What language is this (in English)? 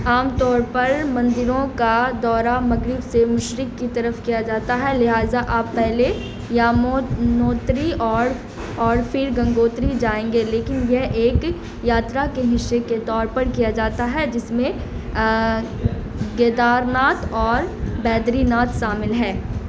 Urdu